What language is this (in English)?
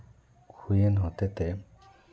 Santali